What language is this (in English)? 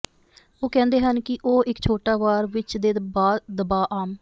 Punjabi